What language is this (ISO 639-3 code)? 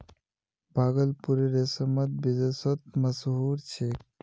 mag